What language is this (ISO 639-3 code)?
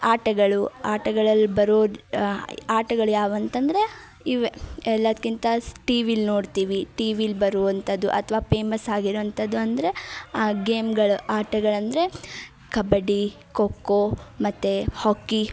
kan